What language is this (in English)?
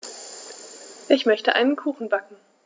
German